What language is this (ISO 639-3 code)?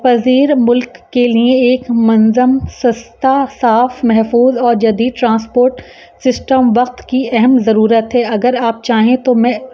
urd